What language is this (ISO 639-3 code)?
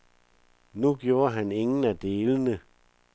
dan